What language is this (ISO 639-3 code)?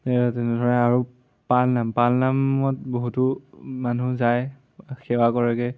asm